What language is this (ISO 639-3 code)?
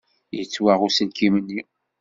kab